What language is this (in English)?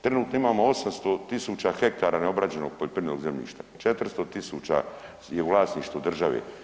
Croatian